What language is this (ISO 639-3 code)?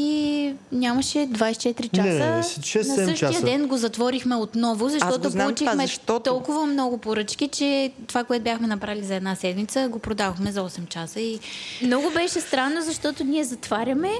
bul